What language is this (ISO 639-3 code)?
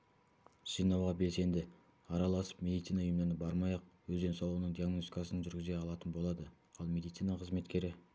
kaz